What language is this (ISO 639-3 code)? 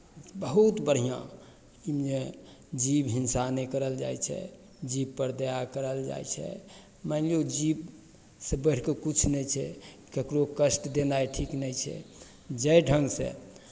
mai